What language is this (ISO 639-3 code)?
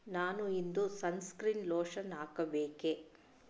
kan